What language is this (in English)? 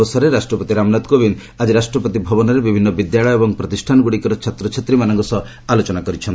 Odia